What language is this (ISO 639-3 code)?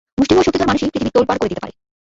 ben